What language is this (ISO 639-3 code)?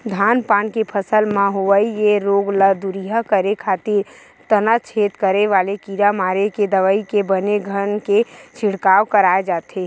hne